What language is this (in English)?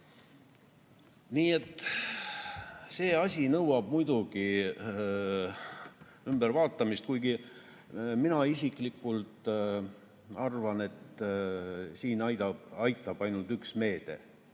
Estonian